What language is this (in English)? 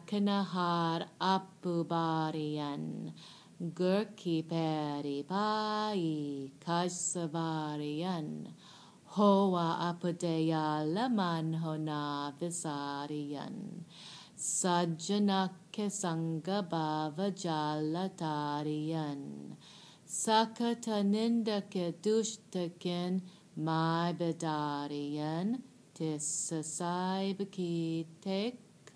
English